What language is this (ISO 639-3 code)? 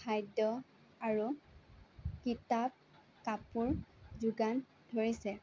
asm